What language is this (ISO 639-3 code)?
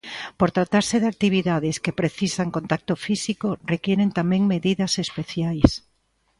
glg